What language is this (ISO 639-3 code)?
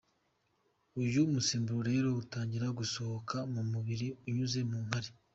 kin